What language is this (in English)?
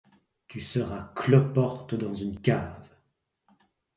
French